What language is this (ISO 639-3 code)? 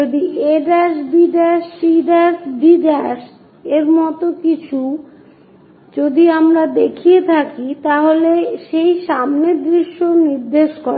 ben